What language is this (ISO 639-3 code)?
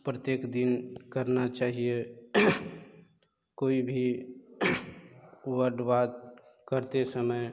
hin